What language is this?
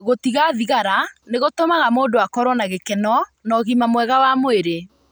Kikuyu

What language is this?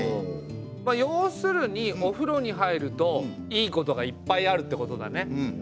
Japanese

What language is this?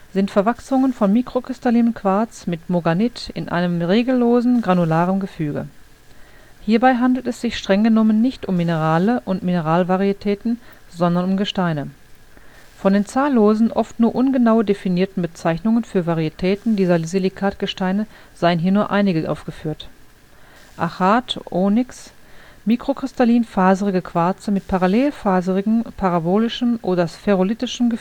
German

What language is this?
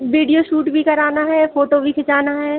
Hindi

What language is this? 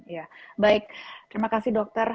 Indonesian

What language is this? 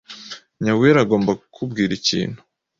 Kinyarwanda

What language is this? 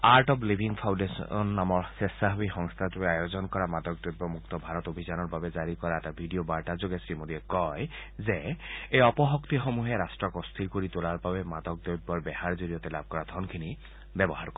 Assamese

